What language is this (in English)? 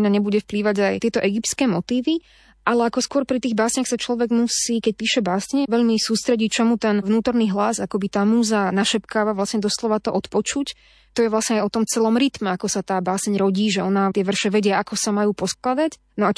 Slovak